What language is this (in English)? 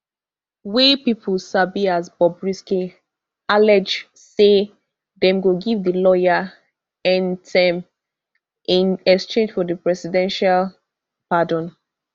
Nigerian Pidgin